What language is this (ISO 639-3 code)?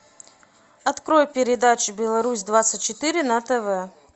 rus